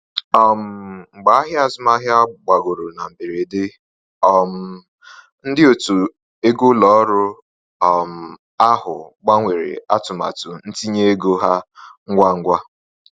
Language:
Igbo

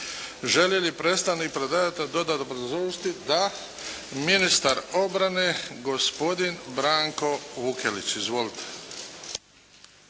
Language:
Croatian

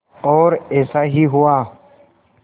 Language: Hindi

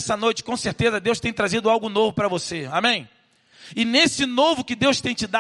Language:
Portuguese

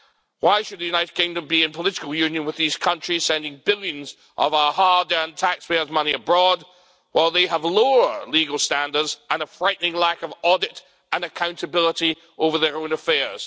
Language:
English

